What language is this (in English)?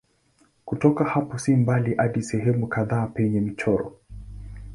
Swahili